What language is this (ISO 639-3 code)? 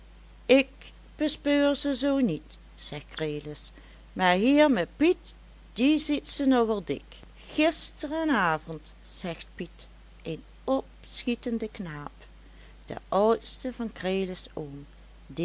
nld